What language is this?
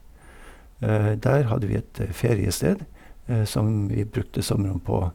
Norwegian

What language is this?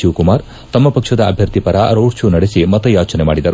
Kannada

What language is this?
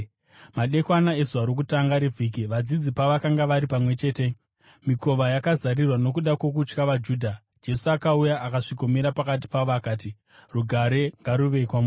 Shona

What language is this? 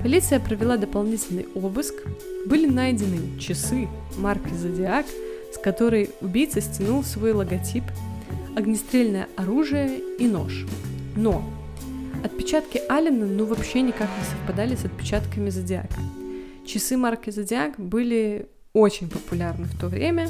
Russian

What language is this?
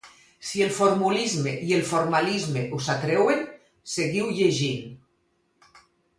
Catalan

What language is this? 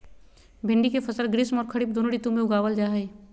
Magahi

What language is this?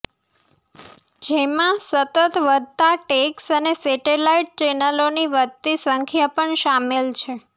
Gujarati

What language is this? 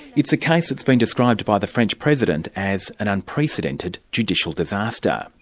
English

